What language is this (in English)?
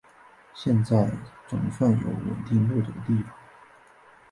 Chinese